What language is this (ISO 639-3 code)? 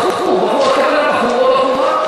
heb